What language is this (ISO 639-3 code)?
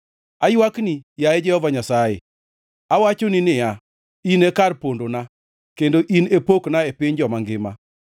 luo